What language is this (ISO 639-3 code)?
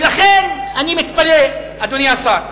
heb